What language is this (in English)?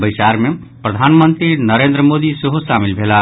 Maithili